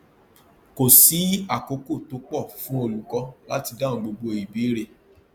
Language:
Yoruba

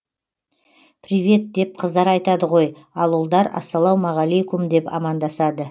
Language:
Kazakh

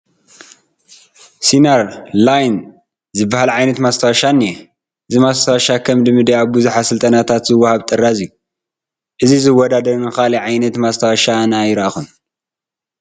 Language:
Tigrinya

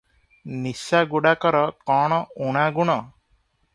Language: Odia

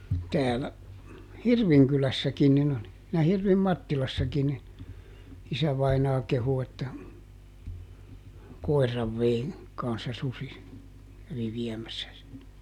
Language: Finnish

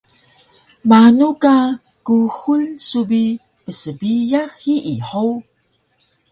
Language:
Taroko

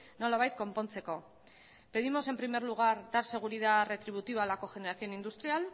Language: Spanish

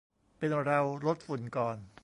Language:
Thai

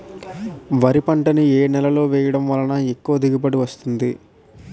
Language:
Telugu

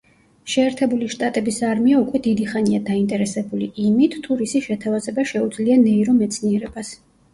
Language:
Georgian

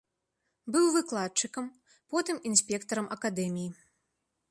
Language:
Belarusian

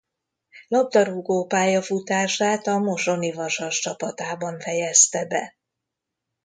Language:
Hungarian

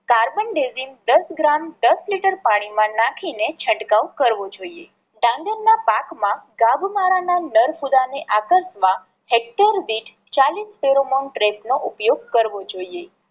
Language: Gujarati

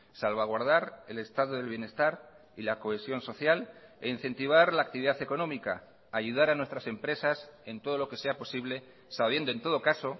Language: Spanish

